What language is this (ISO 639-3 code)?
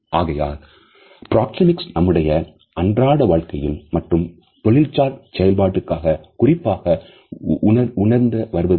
tam